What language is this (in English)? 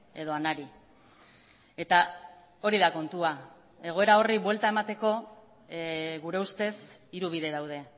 Basque